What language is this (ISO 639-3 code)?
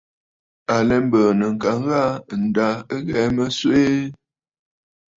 bfd